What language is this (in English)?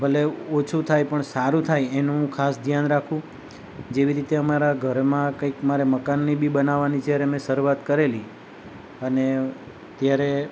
Gujarati